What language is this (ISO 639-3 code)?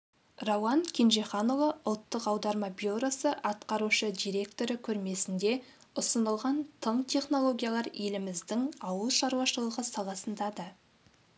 kaz